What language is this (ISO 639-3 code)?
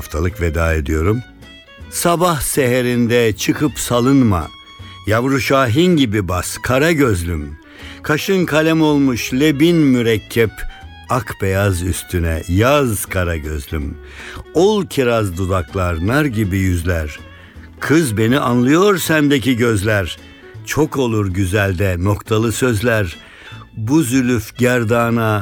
tur